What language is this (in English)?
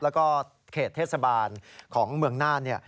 Thai